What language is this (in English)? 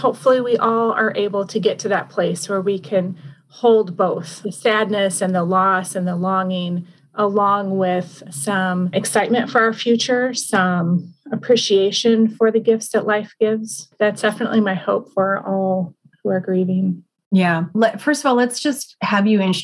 English